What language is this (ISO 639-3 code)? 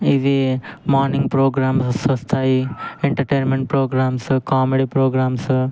tel